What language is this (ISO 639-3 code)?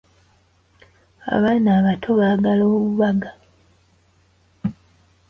lug